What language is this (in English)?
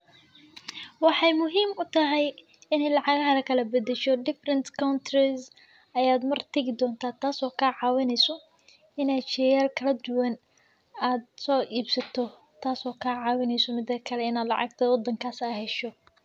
Somali